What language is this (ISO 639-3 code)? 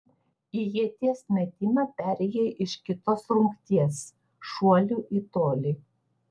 lit